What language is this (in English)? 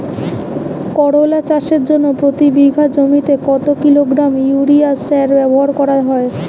Bangla